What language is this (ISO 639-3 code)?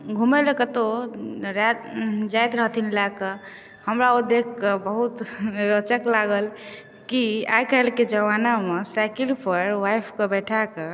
mai